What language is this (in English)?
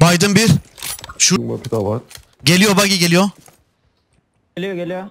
Turkish